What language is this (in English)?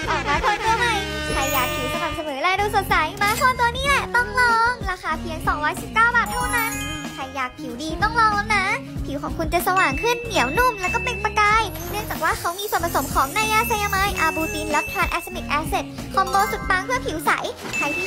Thai